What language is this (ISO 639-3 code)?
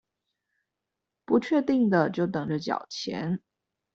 zho